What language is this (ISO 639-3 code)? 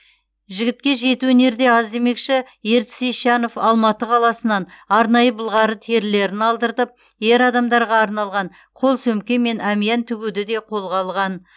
kaz